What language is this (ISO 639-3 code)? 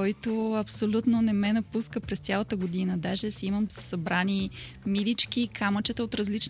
bul